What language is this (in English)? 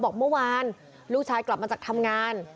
Thai